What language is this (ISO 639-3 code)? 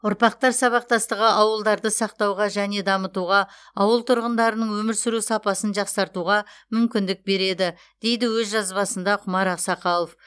kaz